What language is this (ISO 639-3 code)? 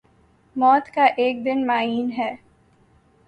urd